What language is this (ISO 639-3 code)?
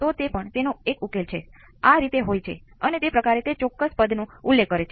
guj